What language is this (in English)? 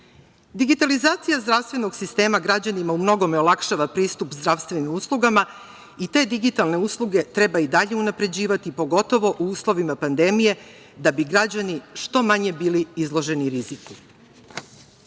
Serbian